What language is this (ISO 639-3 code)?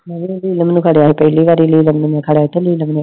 pan